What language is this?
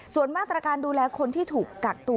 Thai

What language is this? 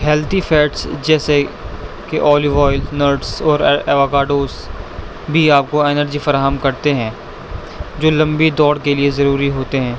Urdu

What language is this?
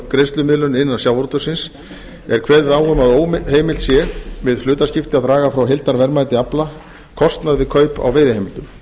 Icelandic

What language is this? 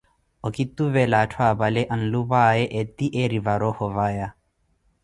Koti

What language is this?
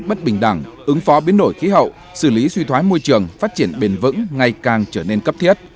Vietnamese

